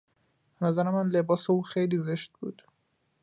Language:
Persian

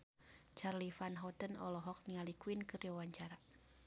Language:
Sundanese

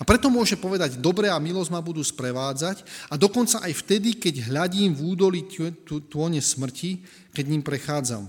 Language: Slovak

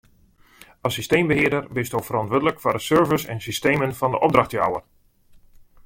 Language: Western Frisian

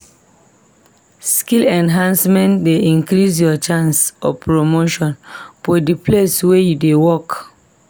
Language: Nigerian Pidgin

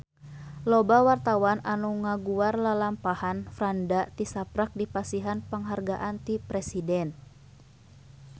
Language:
Sundanese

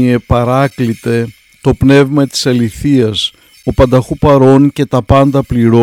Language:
Greek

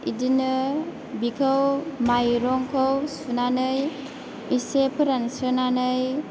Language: Bodo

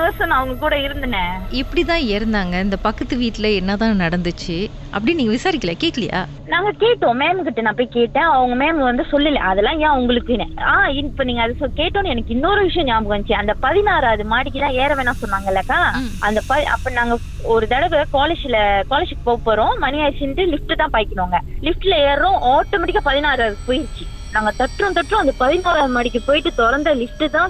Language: Tamil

